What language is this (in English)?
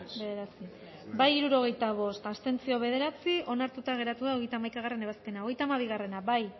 Basque